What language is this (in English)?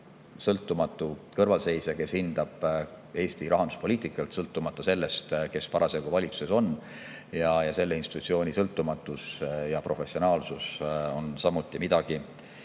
Estonian